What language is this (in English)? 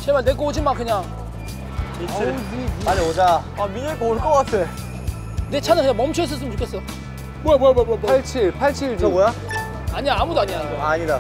Korean